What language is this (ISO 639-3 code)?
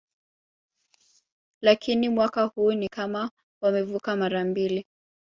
swa